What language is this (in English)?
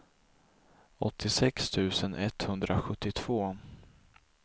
Swedish